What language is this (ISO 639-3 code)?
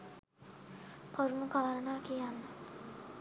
sin